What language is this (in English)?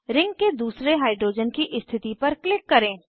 Hindi